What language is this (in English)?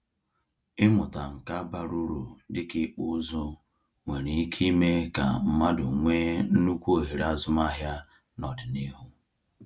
Igbo